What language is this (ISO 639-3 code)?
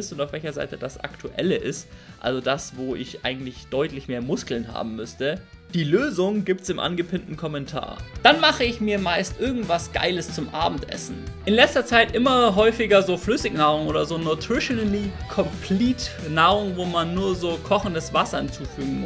deu